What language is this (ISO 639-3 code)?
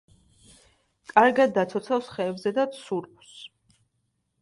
kat